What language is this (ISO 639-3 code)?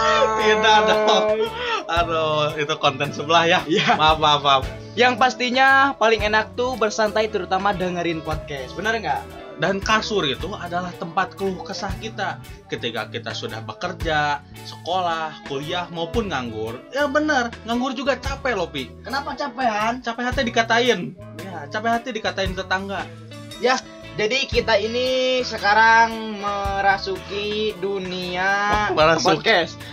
ind